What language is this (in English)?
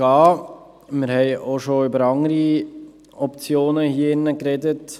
Swiss German